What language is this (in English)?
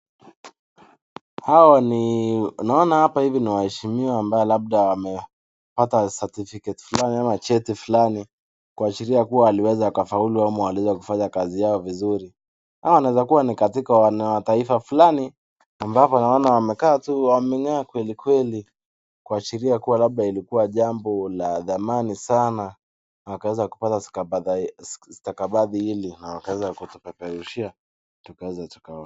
Swahili